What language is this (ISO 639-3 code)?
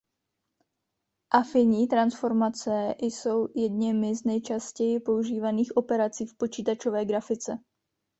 ces